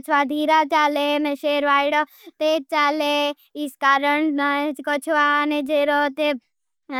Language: Bhili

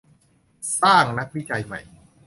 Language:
Thai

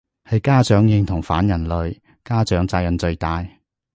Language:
Cantonese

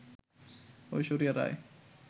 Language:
Bangla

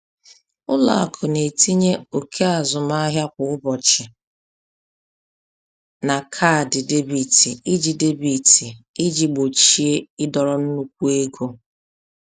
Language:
Igbo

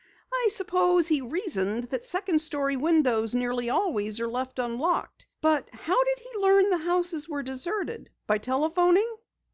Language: English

